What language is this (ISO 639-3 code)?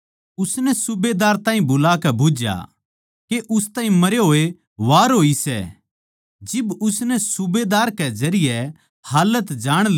bgc